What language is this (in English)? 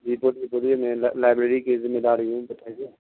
Urdu